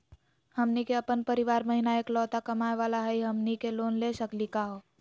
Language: Magahi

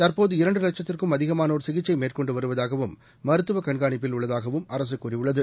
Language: Tamil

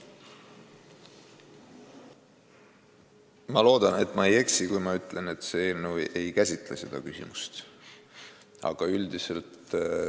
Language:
Estonian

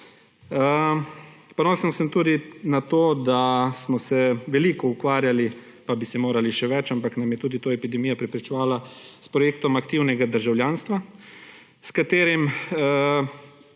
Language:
Slovenian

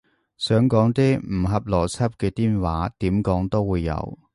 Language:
Cantonese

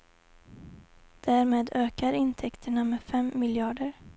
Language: Swedish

